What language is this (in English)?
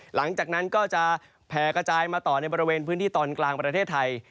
Thai